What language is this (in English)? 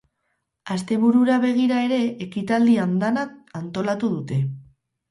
Basque